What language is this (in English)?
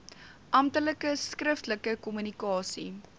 Afrikaans